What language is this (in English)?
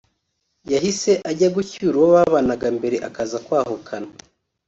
Kinyarwanda